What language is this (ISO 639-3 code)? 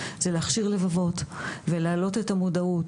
heb